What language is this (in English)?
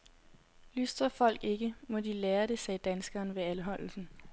Danish